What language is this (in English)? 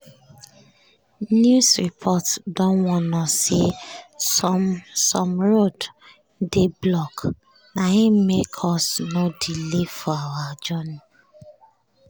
Nigerian Pidgin